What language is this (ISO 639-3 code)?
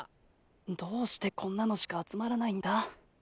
jpn